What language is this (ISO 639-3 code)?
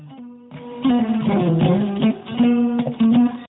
ful